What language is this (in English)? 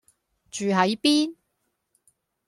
Cantonese